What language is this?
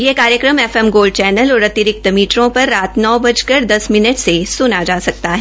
Hindi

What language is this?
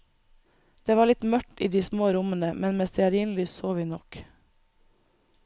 Norwegian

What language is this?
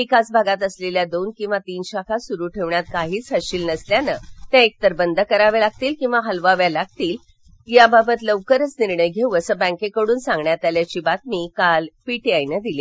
Marathi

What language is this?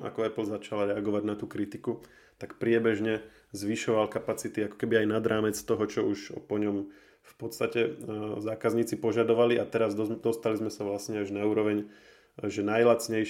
Slovak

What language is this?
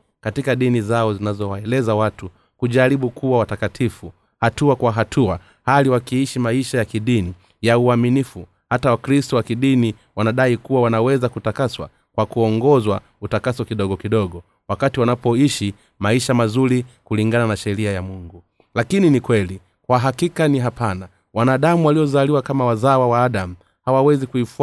Swahili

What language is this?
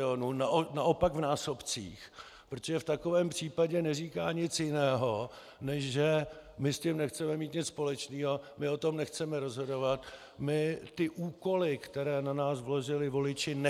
Czech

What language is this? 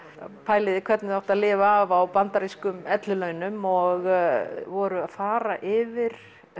Icelandic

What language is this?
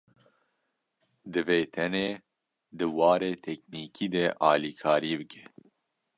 Kurdish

